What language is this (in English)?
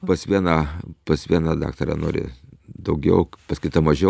Lithuanian